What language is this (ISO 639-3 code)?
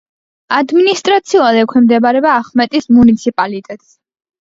kat